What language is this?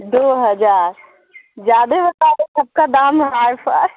Urdu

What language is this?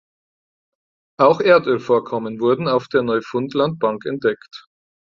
German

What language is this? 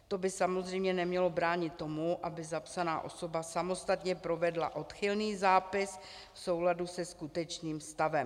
Czech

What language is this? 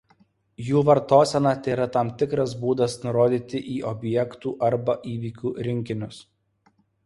Lithuanian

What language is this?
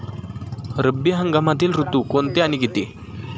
Marathi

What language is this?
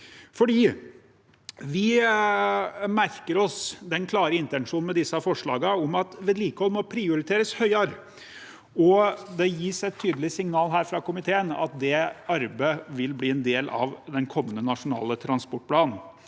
Norwegian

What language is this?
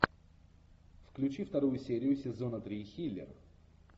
Russian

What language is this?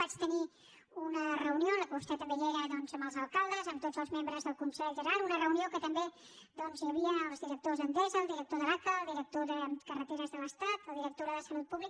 Catalan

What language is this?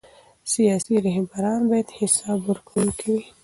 Pashto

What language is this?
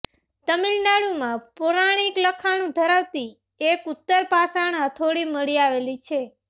Gujarati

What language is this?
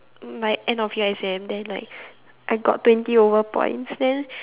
English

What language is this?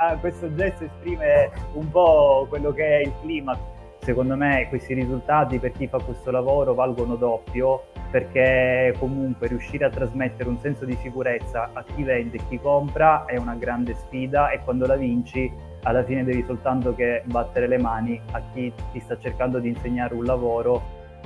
Italian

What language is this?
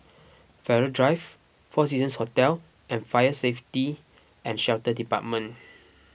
English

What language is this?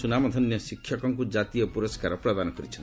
Odia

